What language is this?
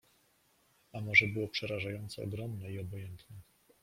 Polish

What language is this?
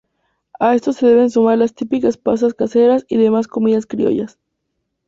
Spanish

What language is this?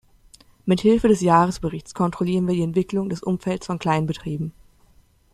German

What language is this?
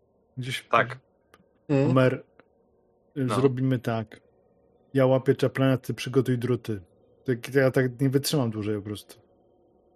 Polish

